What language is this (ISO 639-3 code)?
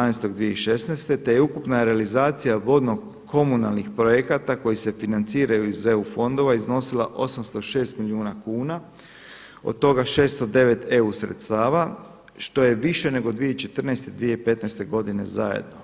hrv